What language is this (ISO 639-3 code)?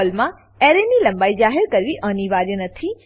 guj